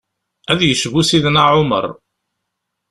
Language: Kabyle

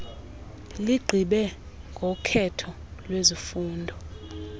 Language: Xhosa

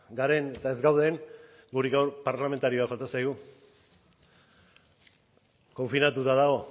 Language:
Basque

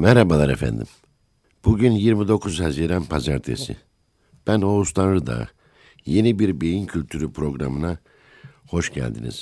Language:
Turkish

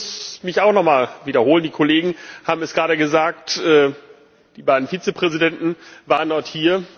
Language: German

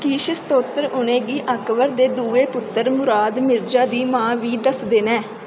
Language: Dogri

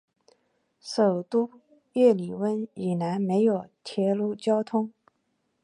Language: Chinese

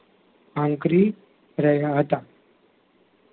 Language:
Gujarati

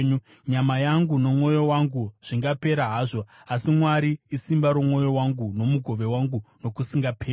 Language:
Shona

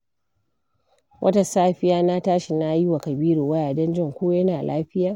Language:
Hausa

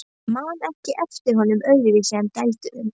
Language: Icelandic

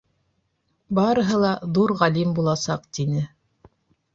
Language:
Bashkir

